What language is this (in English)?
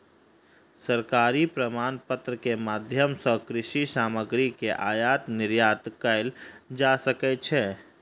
Maithili